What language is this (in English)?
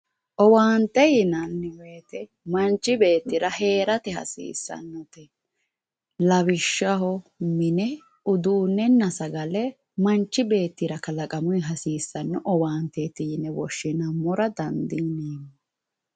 Sidamo